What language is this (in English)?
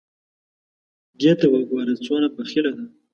Pashto